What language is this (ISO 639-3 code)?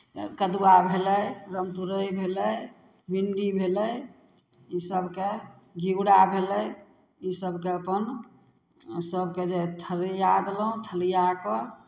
mai